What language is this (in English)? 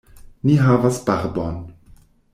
Esperanto